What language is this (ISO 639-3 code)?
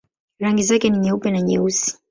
swa